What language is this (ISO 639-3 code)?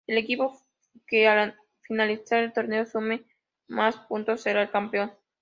spa